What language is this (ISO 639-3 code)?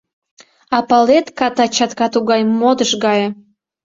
chm